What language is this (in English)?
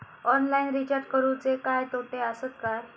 Marathi